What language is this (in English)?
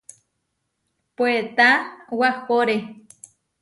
Huarijio